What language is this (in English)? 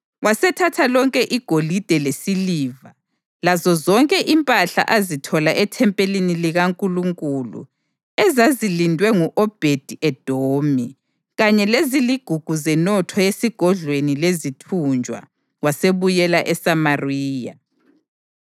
North Ndebele